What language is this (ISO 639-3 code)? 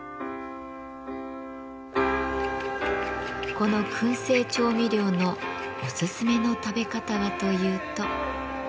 jpn